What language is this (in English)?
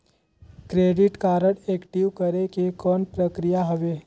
Chhattisgarhi